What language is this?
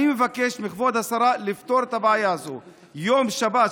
Hebrew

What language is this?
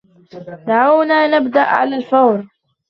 Arabic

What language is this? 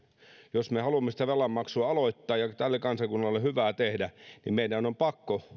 Finnish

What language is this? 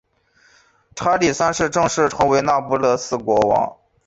Chinese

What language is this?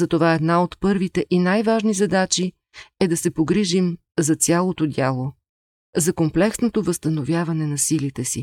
Bulgarian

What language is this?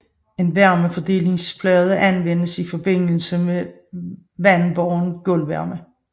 Danish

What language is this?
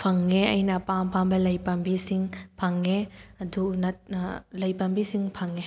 Manipuri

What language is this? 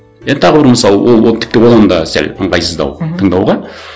Kazakh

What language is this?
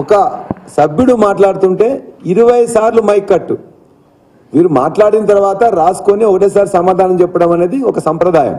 Telugu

